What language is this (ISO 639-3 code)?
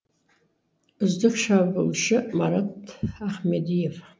kaz